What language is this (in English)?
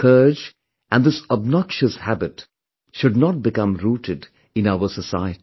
English